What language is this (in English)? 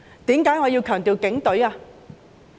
Cantonese